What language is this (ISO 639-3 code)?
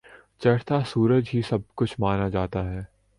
urd